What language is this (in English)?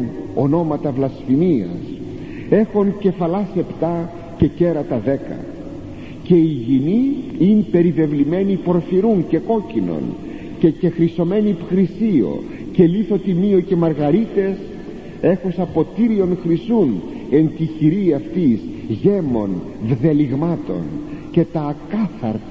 Greek